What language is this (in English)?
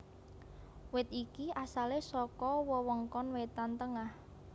Javanese